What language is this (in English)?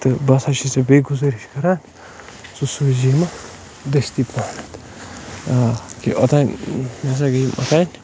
Kashmiri